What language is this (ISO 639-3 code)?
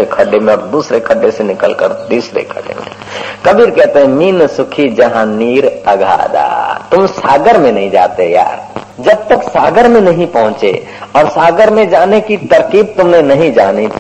hin